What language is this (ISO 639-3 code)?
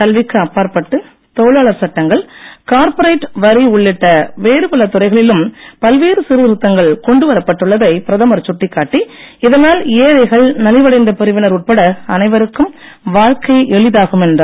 tam